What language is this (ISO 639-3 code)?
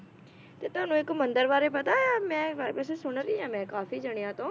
pan